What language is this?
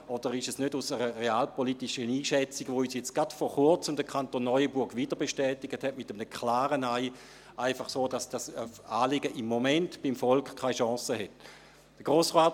Swiss German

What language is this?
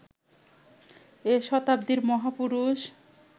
Bangla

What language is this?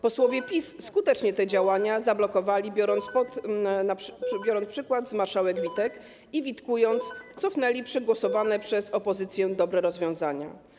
Polish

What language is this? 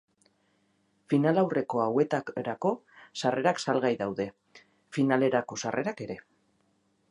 Basque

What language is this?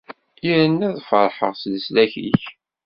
Kabyle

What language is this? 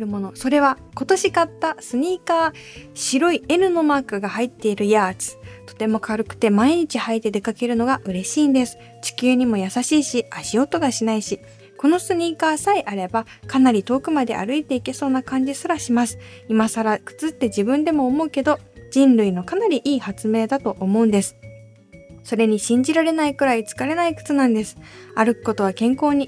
Japanese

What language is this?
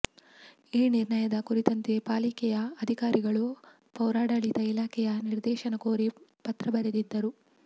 Kannada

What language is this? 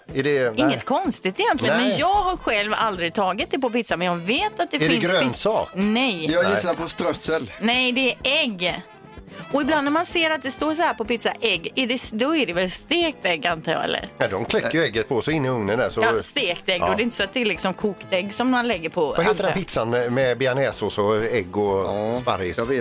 Swedish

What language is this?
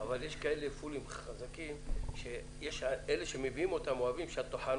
Hebrew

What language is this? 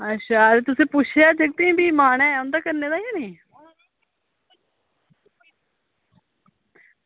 Dogri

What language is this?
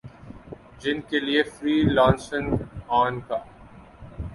Urdu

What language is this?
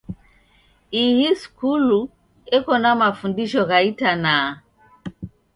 Taita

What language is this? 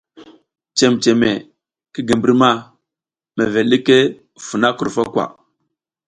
South Giziga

